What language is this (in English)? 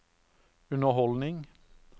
Norwegian